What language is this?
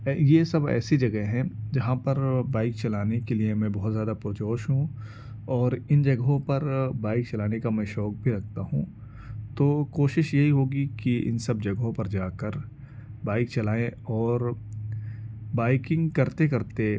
Urdu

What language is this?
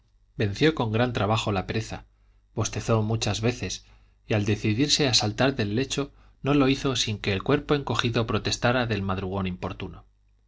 Spanish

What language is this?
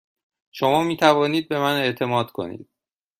Persian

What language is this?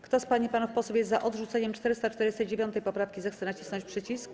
Polish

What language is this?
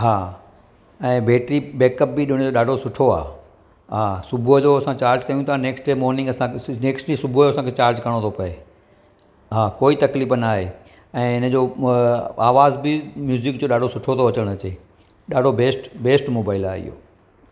Sindhi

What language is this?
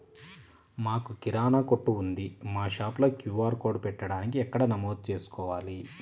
Telugu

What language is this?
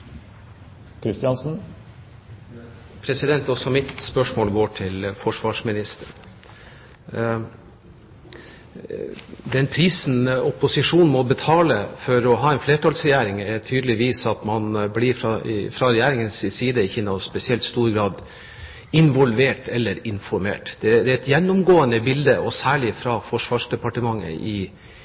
Norwegian Bokmål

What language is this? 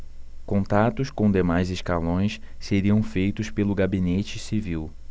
Portuguese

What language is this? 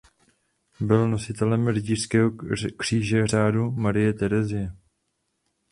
Czech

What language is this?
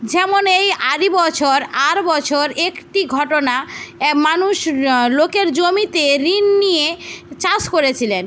Bangla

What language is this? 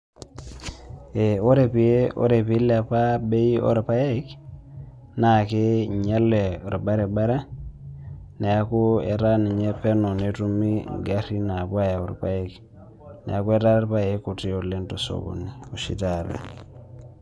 Masai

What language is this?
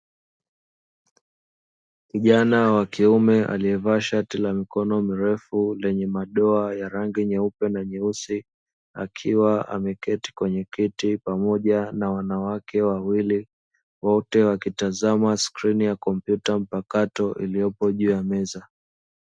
Swahili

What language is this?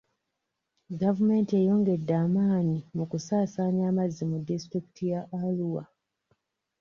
Ganda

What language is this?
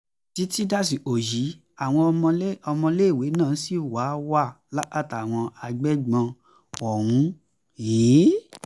Yoruba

